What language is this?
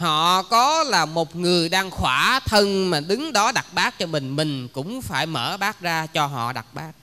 Vietnamese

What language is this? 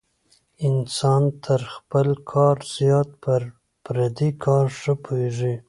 Pashto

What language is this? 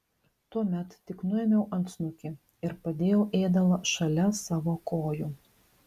Lithuanian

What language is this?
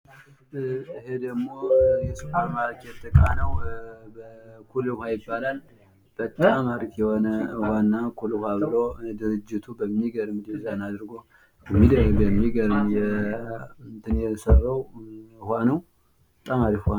Amharic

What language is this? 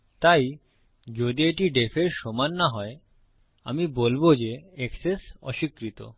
Bangla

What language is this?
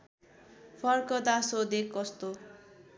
Nepali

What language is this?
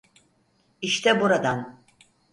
Turkish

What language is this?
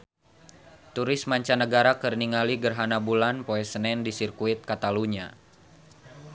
Sundanese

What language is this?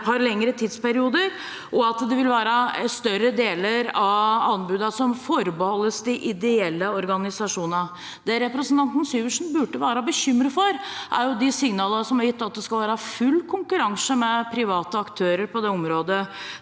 Norwegian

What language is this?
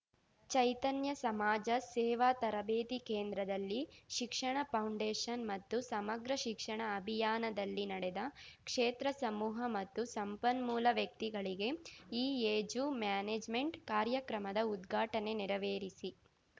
Kannada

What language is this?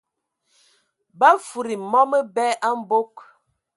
Ewondo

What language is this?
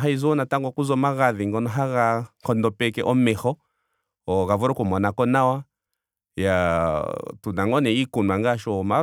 Ndonga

